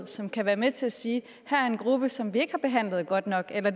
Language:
Danish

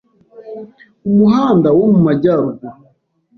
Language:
Kinyarwanda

